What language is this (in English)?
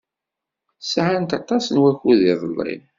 Kabyle